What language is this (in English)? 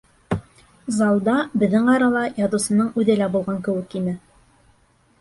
Bashkir